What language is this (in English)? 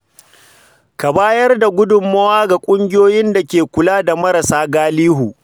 Hausa